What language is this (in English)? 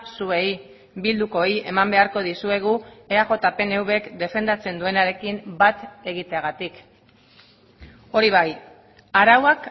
Basque